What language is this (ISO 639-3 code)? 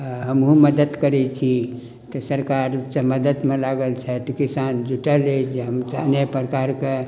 mai